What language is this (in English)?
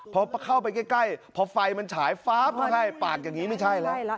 Thai